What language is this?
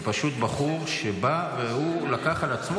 Hebrew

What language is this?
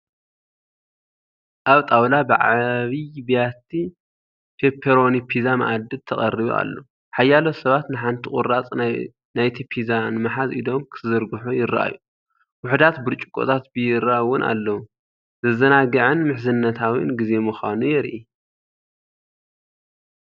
Tigrinya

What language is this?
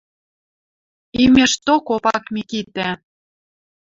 Western Mari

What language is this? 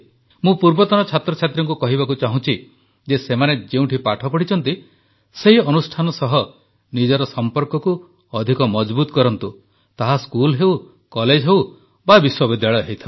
Odia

